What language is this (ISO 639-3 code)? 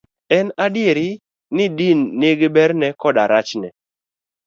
luo